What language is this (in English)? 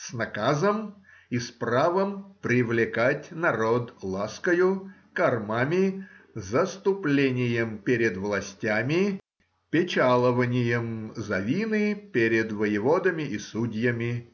Russian